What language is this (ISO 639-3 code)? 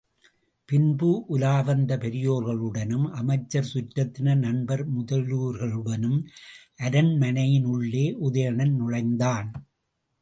tam